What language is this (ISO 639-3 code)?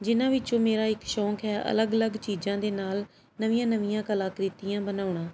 pan